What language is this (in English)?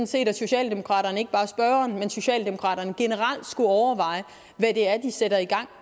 Danish